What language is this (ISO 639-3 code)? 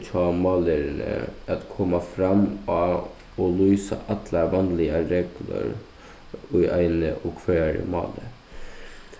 fao